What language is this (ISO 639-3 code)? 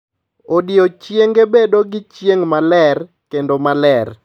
luo